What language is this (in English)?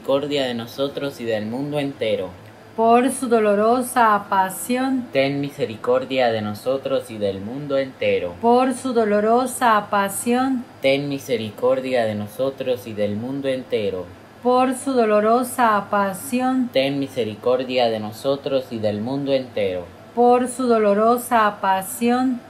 Spanish